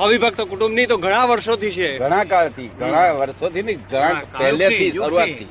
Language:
Gujarati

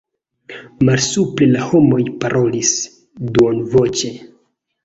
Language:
Esperanto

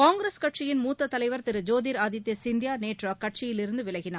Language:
Tamil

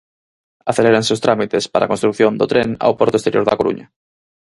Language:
Galician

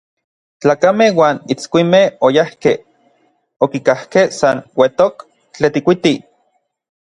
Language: Orizaba Nahuatl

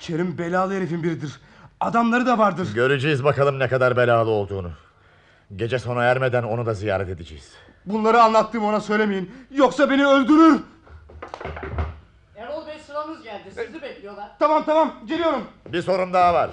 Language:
Turkish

